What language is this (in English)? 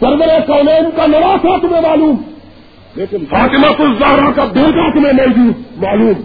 Urdu